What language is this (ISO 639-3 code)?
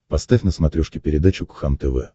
rus